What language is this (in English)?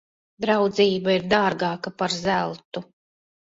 Latvian